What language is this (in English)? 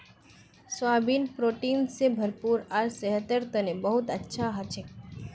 Magahi